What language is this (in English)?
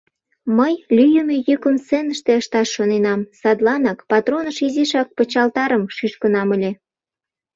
Mari